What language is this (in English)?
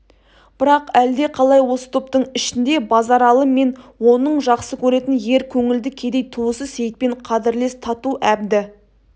Kazakh